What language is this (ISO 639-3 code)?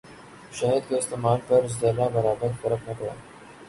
urd